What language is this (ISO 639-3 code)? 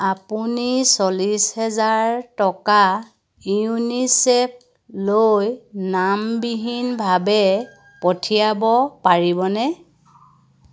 asm